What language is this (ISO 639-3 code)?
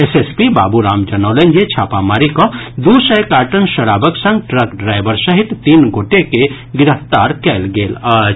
mai